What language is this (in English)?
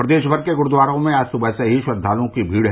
Hindi